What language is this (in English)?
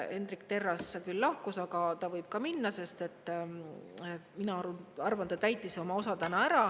Estonian